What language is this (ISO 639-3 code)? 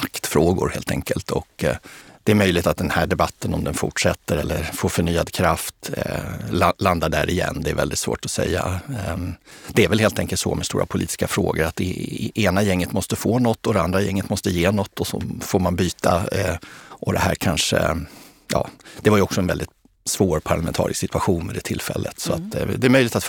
swe